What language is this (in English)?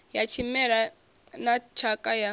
Venda